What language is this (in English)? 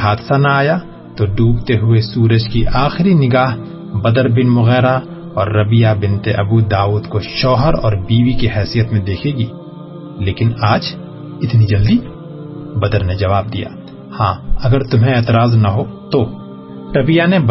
Urdu